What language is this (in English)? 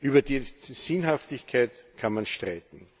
German